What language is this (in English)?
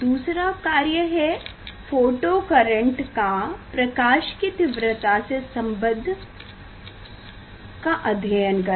Hindi